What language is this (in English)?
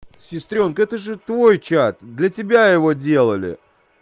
Russian